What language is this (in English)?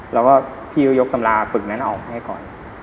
Thai